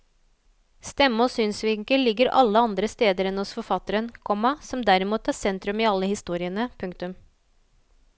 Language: Norwegian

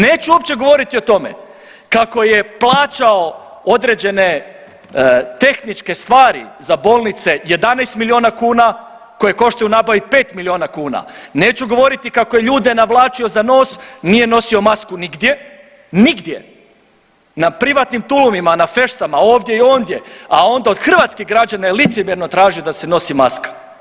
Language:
Croatian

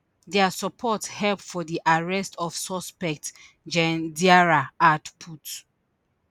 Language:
Nigerian Pidgin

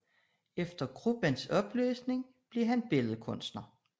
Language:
Danish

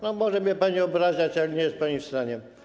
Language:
Polish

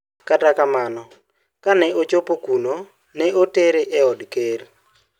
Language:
Luo (Kenya and Tanzania)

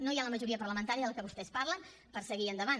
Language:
Catalan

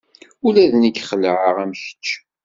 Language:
Kabyle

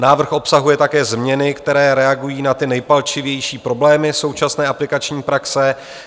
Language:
Czech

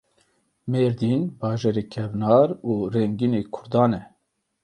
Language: Kurdish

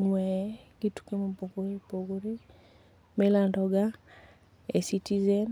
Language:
Luo (Kenya and Tanzania)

